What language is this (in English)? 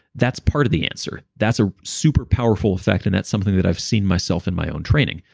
English